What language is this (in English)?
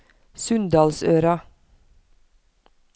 Norwegian